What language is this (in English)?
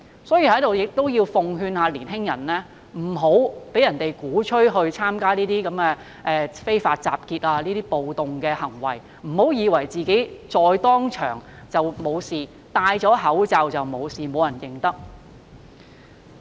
Cantonese